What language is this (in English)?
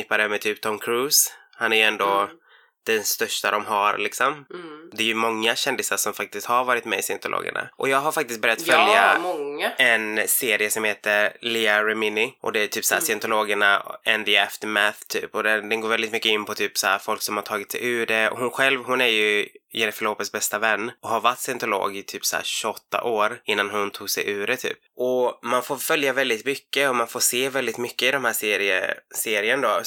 Swedish